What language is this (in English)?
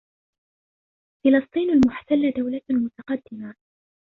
Arabic